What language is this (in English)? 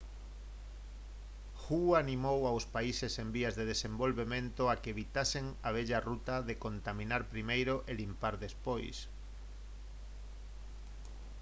Galician